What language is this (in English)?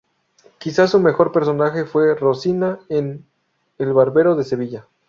Spanish